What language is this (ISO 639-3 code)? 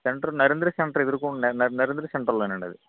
tel